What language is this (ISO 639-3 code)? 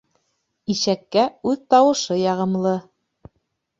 bak